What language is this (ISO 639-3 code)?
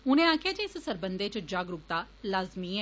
doi